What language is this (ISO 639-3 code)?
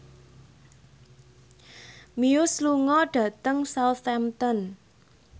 jav